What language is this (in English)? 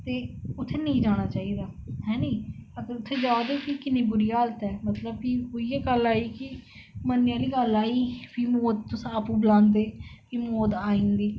Dogri